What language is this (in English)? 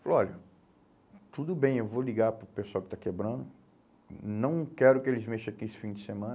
Portuguese